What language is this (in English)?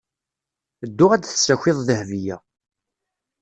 Kabyle